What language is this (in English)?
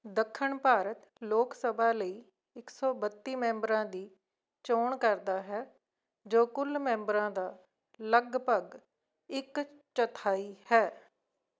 Punjabi